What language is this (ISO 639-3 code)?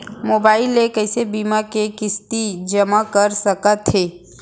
hne